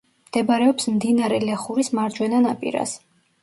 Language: Georgian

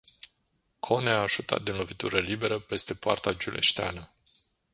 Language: Romanian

